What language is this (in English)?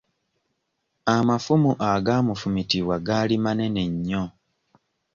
Ganda